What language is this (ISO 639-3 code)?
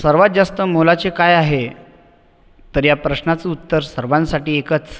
mar